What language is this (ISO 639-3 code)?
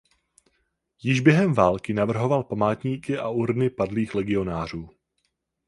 ces